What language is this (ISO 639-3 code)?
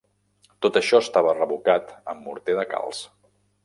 cat